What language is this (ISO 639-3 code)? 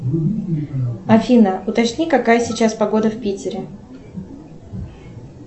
rus